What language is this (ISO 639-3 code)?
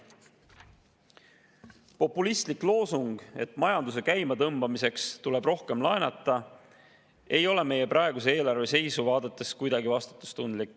est